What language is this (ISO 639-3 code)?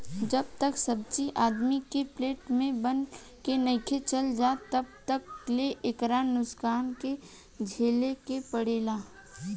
bho